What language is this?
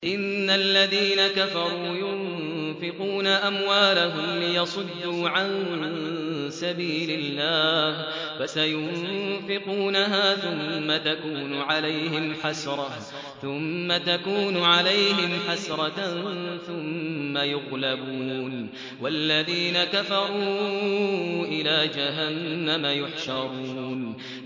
Arabic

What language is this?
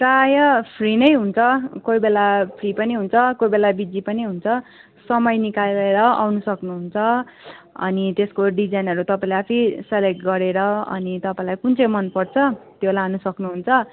Nepali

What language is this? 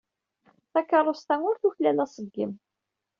Kabyle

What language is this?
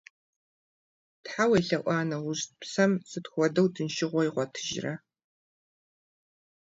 Kabardian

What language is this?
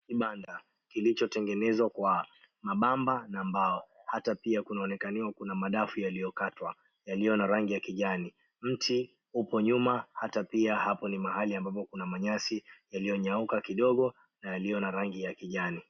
Swahili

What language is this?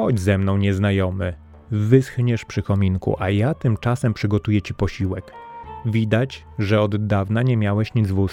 Polish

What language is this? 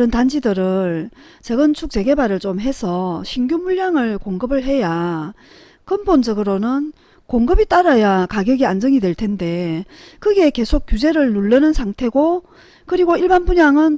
Korean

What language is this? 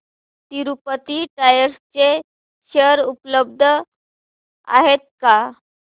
Marathi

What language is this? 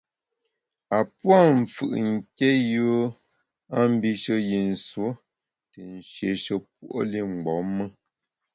Bamun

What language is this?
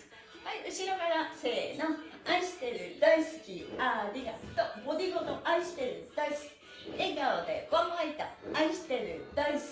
Japanese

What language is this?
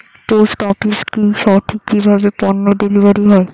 Bangla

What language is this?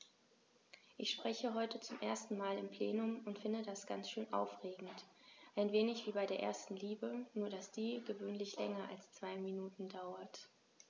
German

